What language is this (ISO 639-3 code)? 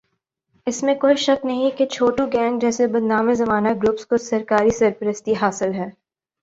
urd